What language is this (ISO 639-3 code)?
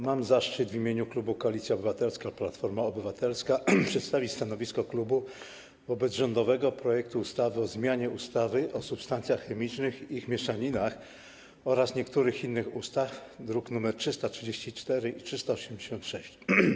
pol